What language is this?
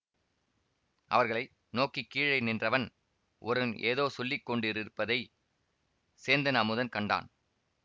Tamil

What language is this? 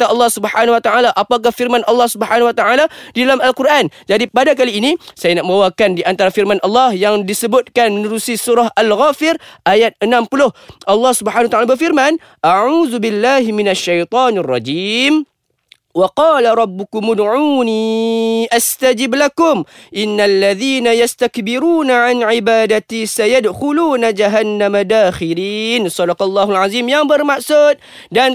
Malay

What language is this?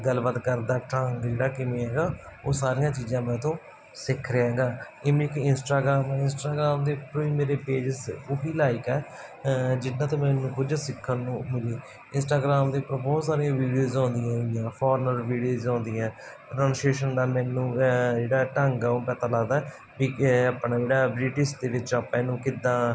Punjabi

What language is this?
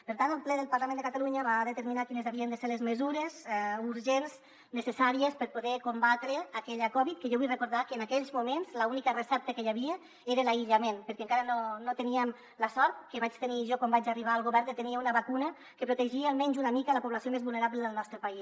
Catalan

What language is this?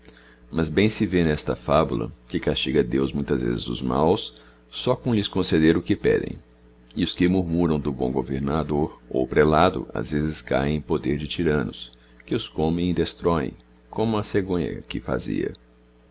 Portuguese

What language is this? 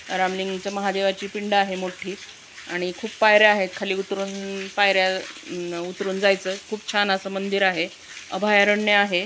Marathi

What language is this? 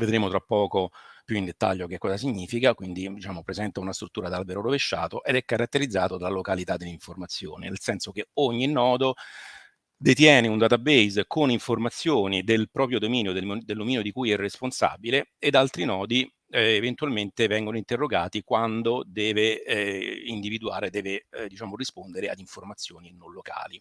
Italian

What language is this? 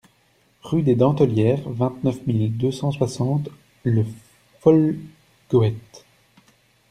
French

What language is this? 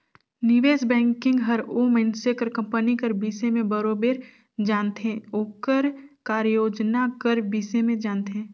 Chhattisgarhi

